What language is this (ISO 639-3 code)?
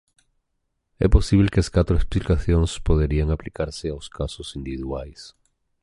glg